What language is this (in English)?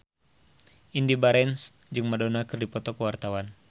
Sundanese